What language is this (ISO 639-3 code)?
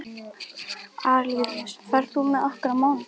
isl